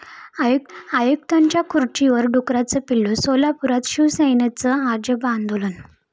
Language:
Marathi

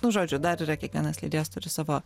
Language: Lithuanian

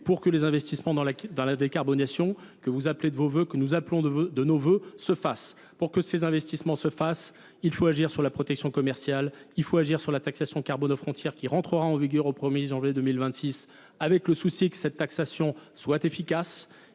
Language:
French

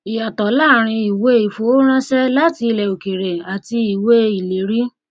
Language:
Yoruba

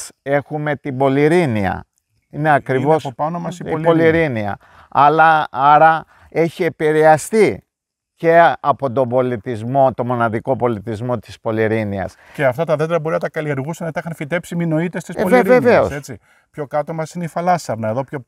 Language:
Greek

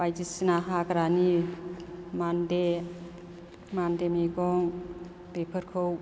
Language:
Bodo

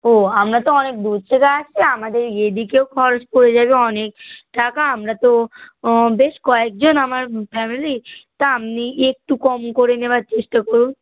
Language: Bangla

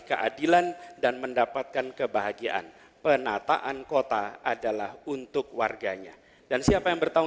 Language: Indonesian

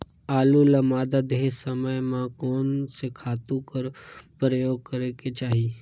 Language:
Chhattisgarhi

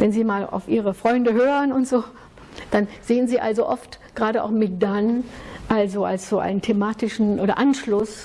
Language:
German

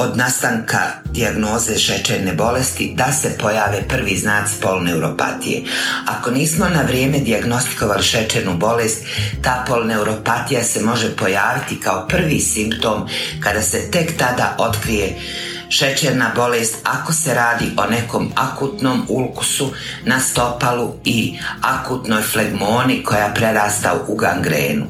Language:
Croatian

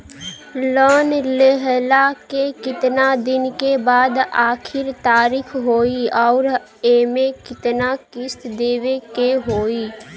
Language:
Bhojpuri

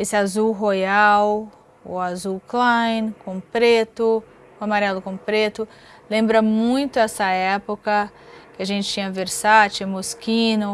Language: Portuguese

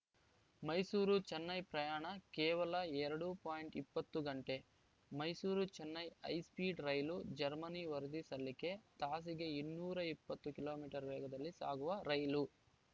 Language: Kannada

